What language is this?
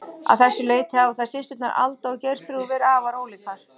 Icelandic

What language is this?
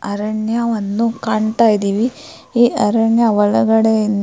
Kannada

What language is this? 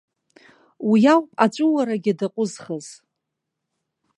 Abkhazian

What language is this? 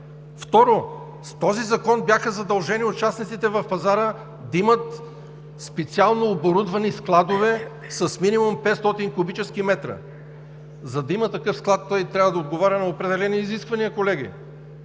Bulgarian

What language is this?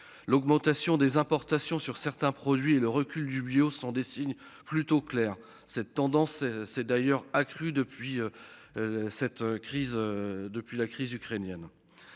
French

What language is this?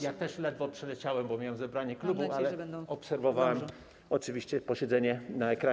Polish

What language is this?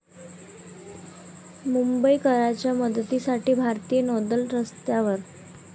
Marathi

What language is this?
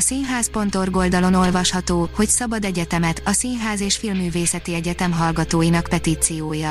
Hungarian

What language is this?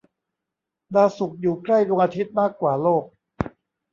Thai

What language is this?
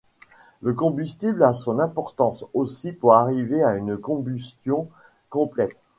French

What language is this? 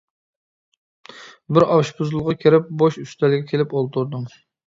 Uyghur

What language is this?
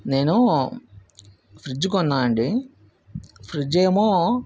Telugu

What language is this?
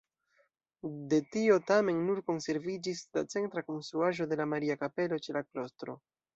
Esperanto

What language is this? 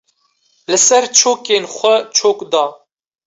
Kurdish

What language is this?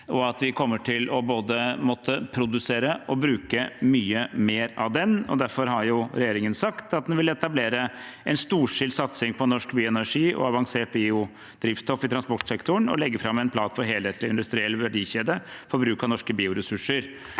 Norwegian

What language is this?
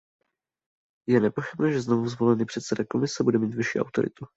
Czech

